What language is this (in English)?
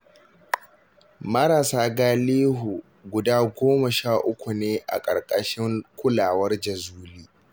Hausa